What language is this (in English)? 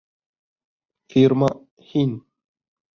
Bashkir